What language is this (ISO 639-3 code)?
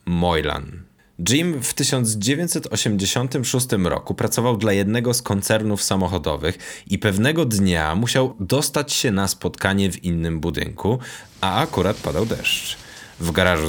pol